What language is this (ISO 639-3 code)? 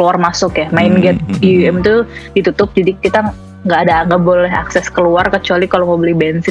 ind